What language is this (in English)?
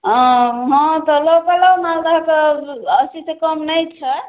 Maithili